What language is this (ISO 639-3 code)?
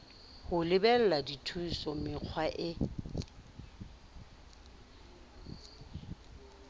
sot